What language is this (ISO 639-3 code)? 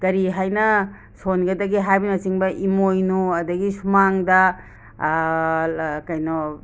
mni